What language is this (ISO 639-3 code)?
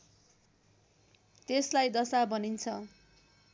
nep